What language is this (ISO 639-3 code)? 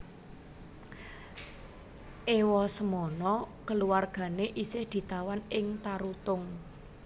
jav